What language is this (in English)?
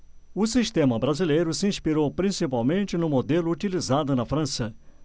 Portuguese